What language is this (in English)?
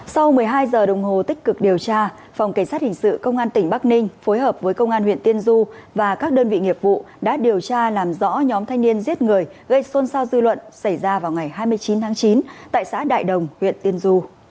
Vietnamese